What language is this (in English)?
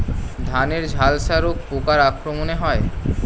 Bangla